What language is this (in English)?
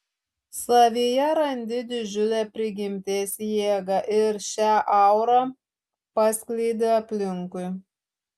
Lithuanian